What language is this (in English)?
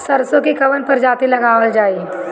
Bhojpuri